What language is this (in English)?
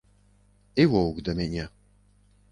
Belarusian